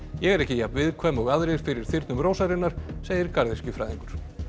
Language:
Icelandic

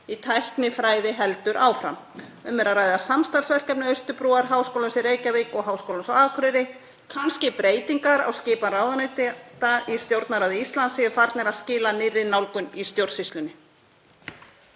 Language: Icelandic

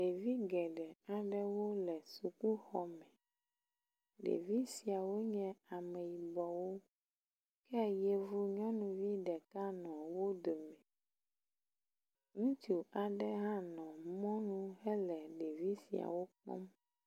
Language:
Ewe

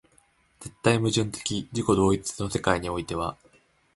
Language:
Japanese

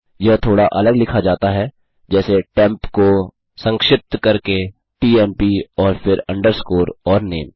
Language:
Hindi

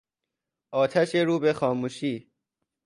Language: Persian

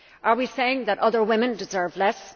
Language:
English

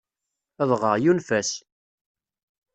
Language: Kabyle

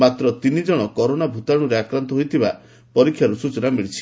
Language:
Odia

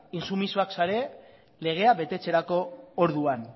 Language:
Basque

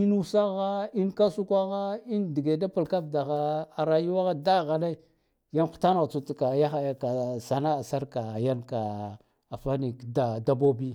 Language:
Guduf-Gava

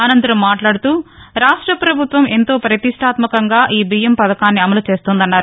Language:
Telugu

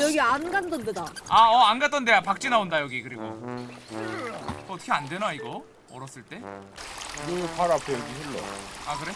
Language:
Korean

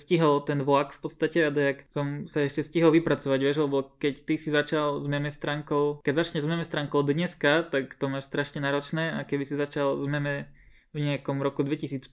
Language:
Slovak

